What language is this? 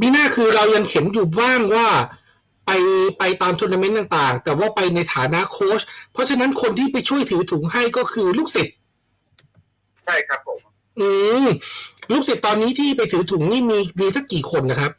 Thai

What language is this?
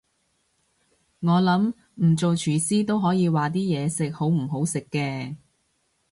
Cantonese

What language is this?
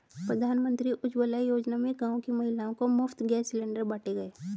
Hindi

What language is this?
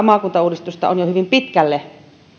Finnish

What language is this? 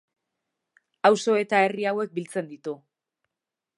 Basque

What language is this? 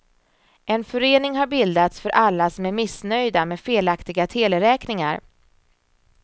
Swedish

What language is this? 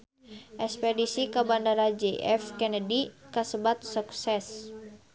Sundanese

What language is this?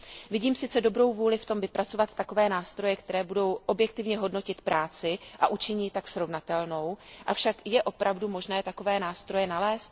Czech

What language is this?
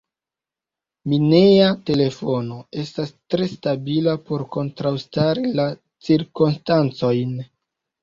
Esperanto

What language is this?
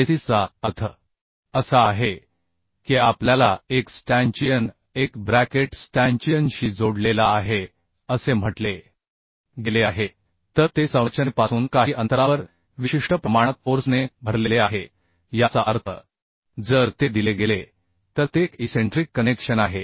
Marathi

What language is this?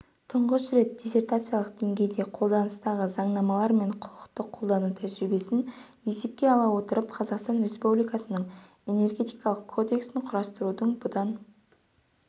Kazakh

